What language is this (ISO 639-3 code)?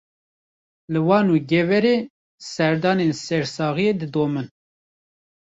kur